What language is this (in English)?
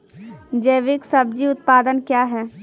Maithili